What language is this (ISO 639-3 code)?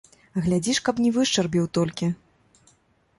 bel